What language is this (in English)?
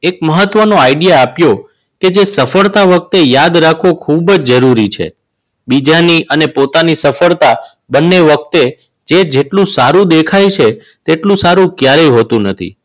Gujarati